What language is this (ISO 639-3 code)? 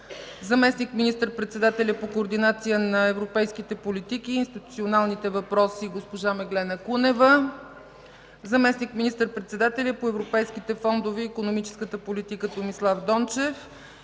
bul